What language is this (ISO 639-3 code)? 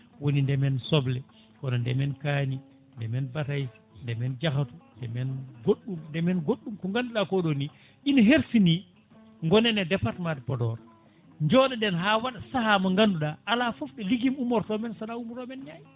ful